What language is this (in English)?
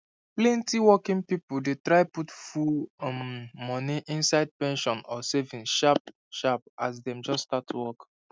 Nigerian Pidgin